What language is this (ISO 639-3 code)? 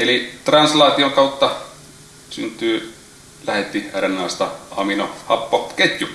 fin